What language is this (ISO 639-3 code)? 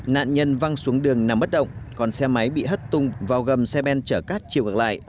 vie